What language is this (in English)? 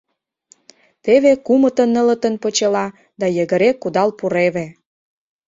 Mari